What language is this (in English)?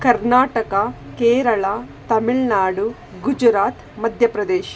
Kannada